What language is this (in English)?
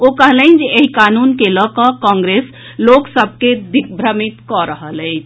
Maithili